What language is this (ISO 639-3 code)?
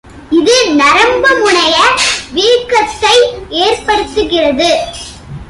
tam